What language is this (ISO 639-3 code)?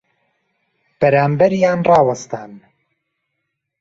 ckb